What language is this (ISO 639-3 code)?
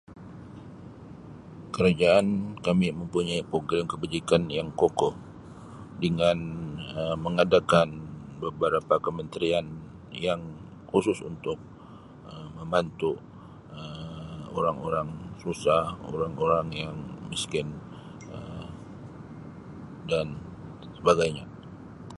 msi